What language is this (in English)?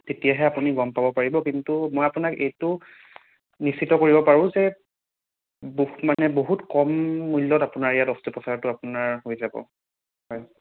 Assamese